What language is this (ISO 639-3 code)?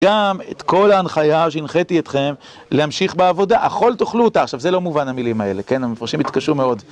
heb